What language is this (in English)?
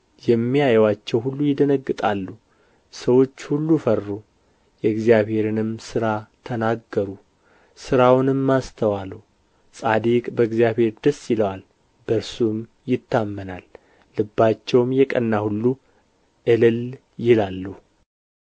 Amharic